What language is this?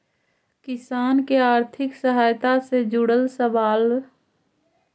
Magahi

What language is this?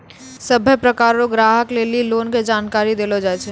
Maithili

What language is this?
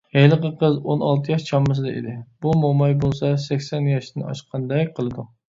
Uyghur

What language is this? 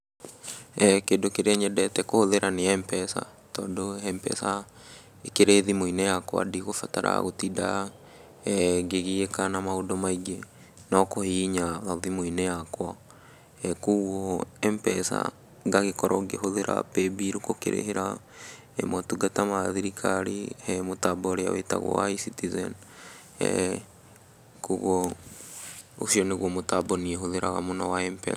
Kikuyu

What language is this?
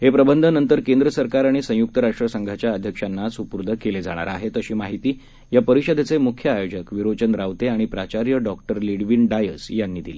Marathi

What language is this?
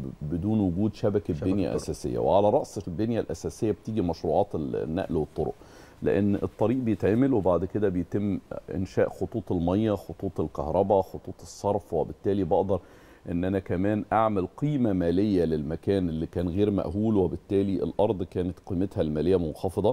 Arabic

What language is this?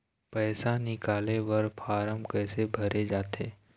Chhattisgarhi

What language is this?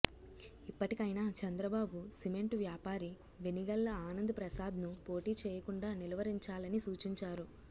Telugu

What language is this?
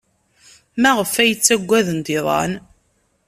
Kabyle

